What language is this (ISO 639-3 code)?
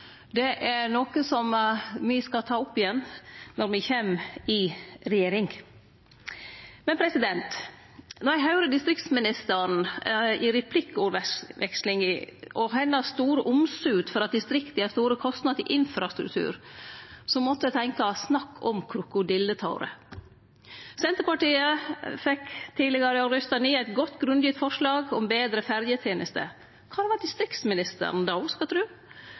nno